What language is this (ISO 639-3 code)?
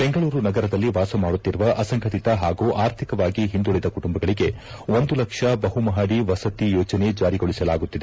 kan